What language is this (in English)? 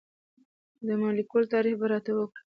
Pashto